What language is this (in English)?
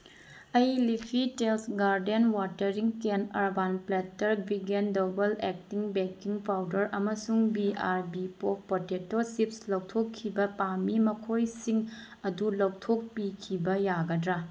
Manipuri